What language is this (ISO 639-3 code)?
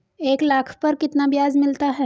hin